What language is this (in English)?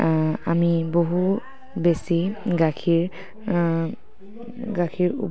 Assamese